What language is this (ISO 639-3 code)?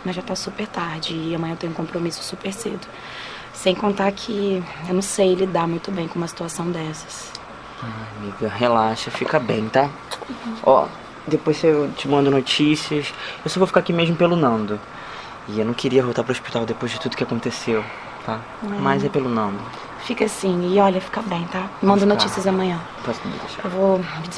por